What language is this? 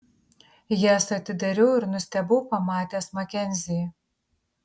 Lithuanian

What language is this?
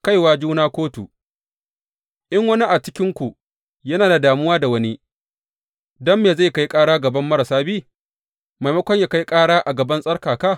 Hausa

